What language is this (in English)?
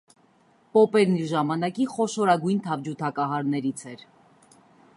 Armenian